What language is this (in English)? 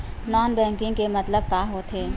Chhattisgarhi